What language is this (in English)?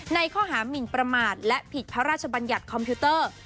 Thai